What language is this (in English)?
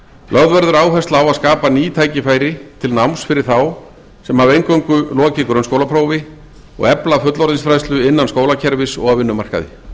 Icelandic